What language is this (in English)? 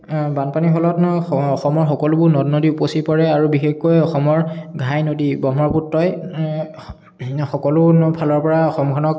Assamese